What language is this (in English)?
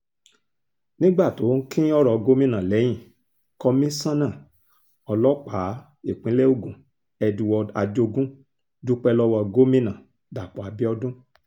Yoruba